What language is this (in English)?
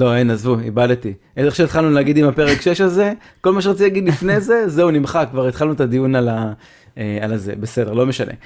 Hebrew